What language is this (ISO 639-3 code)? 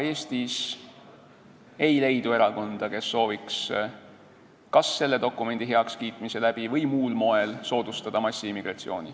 est